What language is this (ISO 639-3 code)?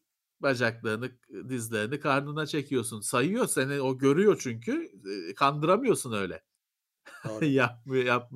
tur